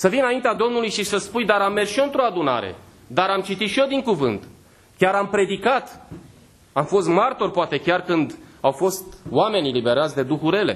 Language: Romanian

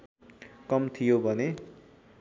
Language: Nepali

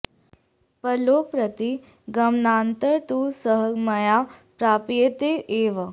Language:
Sanskrit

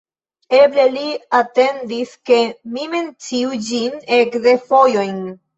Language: Esperanto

